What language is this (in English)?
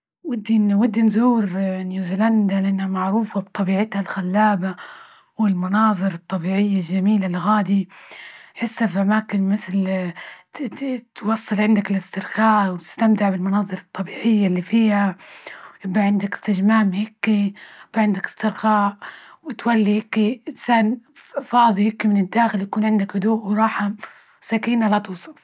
Libyan Arabic